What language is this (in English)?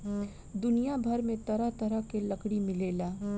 Bhojpuri